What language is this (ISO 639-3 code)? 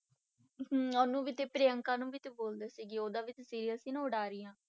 pan